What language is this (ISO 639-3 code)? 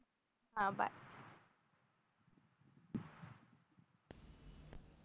mar